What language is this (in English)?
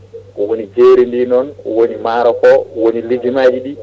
Fula